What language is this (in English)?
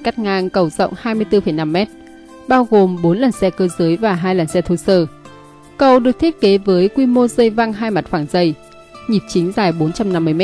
Vietnamese